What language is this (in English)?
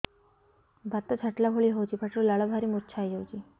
Odia